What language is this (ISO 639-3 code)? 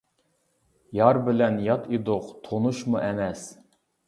uig